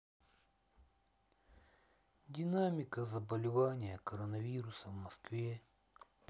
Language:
Russian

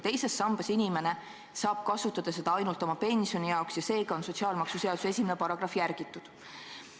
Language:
Estonian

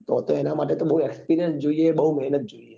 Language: Gujarati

